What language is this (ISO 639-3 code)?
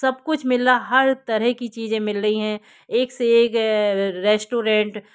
hin